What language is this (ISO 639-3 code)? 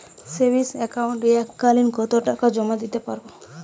ben